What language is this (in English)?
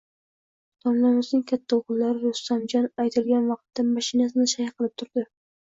Uzbek